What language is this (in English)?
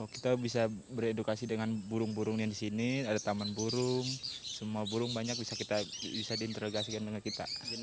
Indonesian